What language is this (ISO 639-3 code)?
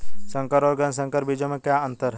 hin